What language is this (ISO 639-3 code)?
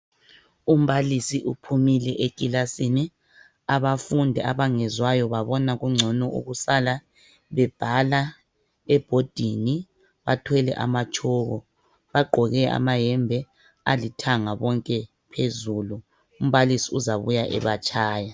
nde